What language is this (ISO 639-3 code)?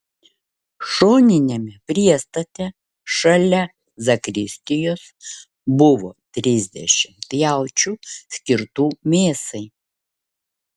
lit